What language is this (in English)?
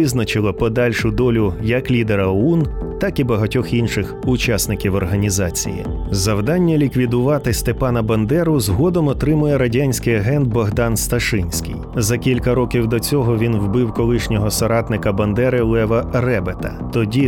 Ukrainian